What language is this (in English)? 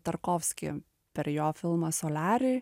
Lithuanian